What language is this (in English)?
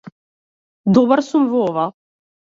Macedonian